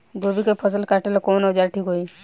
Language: Bhojpuri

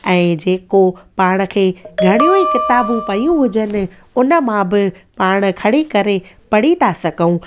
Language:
Sindhi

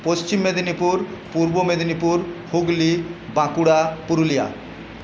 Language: Bangla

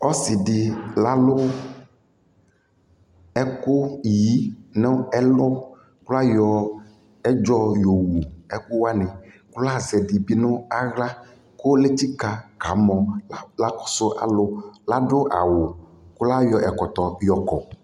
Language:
Ikposo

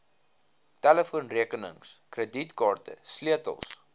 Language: Afrikaans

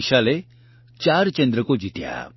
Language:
Gujarati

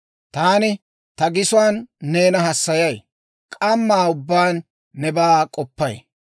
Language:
Dawro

